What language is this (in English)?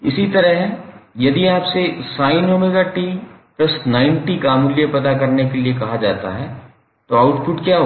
Hindi